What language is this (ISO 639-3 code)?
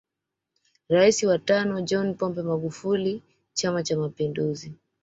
swa